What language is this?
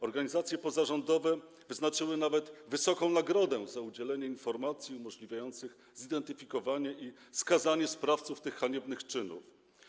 Polish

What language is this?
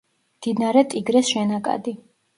Georgian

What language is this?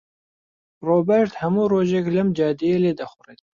Central Kurdish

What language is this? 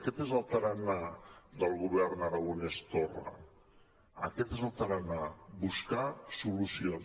Catalan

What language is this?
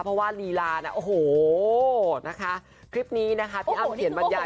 Thai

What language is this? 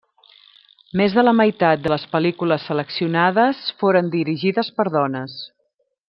Catalan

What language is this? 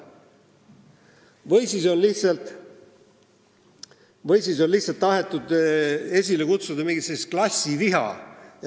Estonian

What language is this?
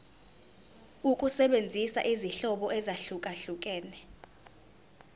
Zulu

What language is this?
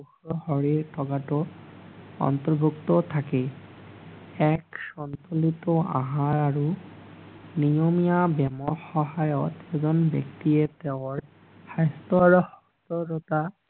Assamese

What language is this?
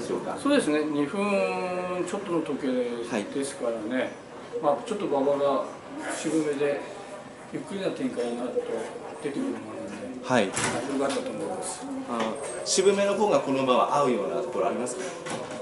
Japanese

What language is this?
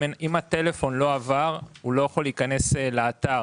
Hebrew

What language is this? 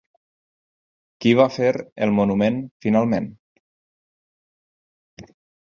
Catalan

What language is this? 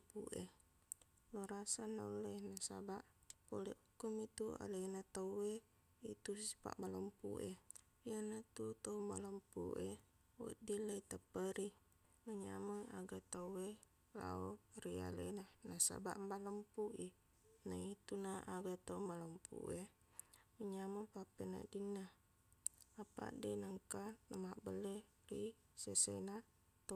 Buginese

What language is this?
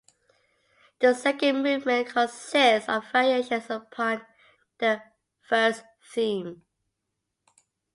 English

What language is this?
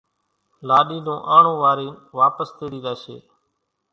Kachi Koli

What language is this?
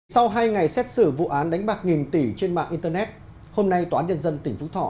Vietnamese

